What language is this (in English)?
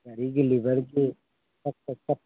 Manipuri